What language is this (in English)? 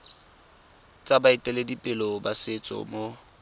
Tswana